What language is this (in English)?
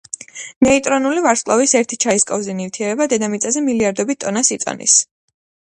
Georgian